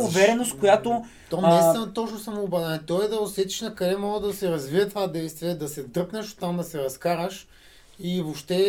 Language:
Bulgarian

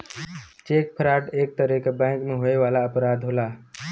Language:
Bhojpuri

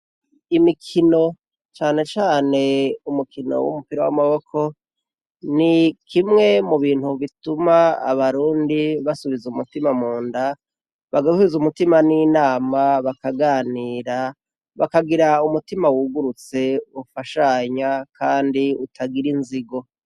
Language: Rundi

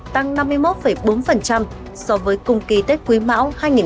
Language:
Vietnamese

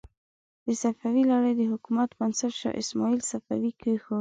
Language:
Pashto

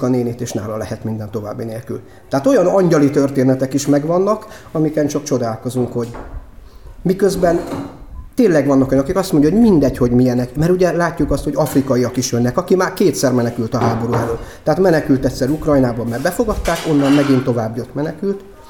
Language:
Hungarian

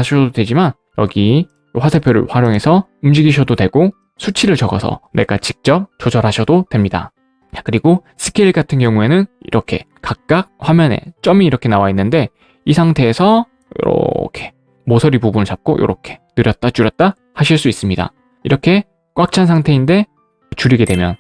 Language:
Korean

